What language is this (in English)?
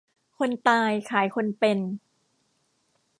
Thai